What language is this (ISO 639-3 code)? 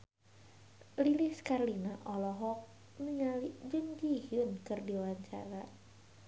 sun